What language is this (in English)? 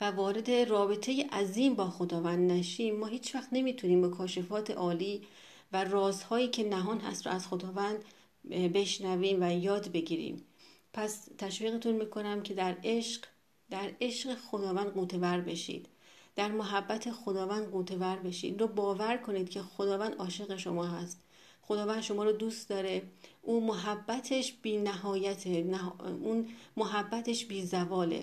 Persian